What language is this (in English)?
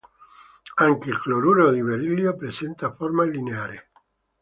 Italian